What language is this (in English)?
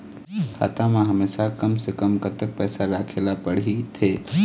Chhattisgarhi